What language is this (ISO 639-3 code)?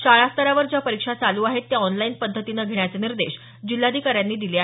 mar